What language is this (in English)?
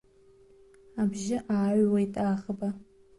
Abkhazian